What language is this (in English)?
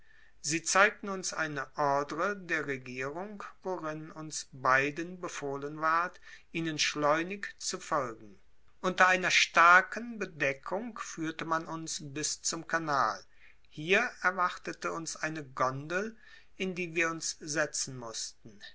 German